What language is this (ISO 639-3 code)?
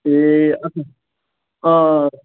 nep